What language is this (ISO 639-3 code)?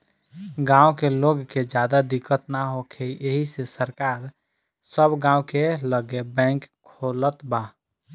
bho